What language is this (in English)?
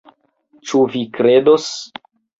Esperanto